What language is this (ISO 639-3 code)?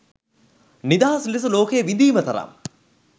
sin